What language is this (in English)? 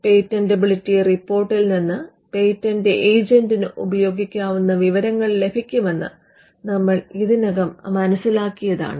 Malayalam